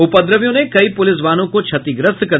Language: Hindi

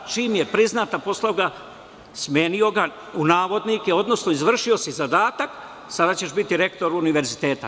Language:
Serbian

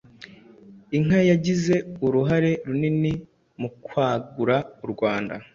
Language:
Kinyarwanda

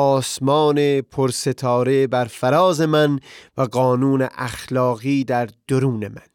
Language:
Persian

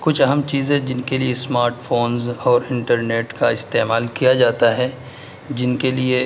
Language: Urdu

